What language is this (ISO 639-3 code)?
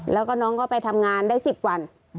tha